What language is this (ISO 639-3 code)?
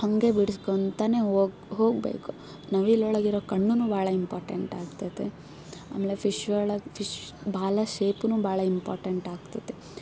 kan